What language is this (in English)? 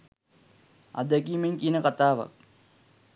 Sinhala